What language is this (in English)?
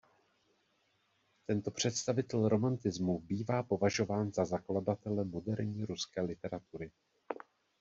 Czech